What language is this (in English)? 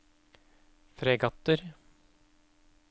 Norwegian